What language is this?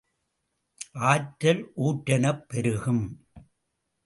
Tamil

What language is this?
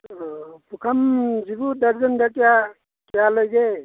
Manipuri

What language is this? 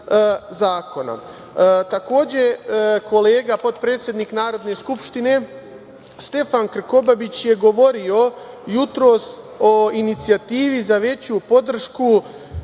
Serbian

